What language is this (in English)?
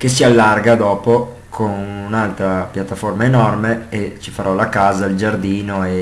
Italian